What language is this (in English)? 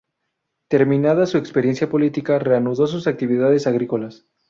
Spanish